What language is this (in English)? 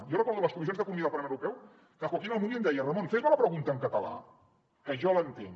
Catalan